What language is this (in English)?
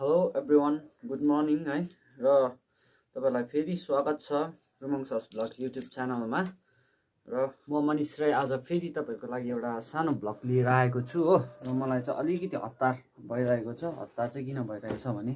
Nepali